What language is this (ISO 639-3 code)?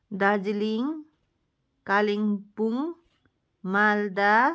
nep